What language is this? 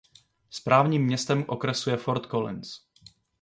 Czech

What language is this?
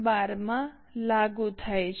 Gujarati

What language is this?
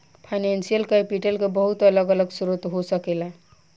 Bhojpuri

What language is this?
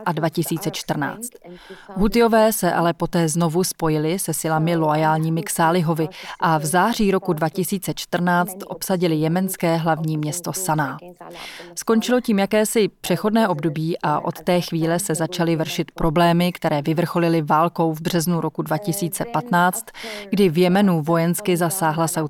Czech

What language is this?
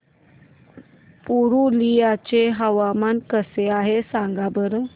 Marathi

